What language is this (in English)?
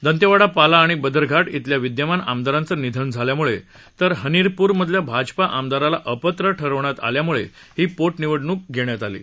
Marathi